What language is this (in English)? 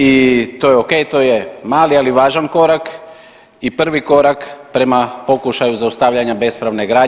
Croatian